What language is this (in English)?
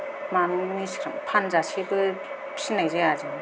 Bodo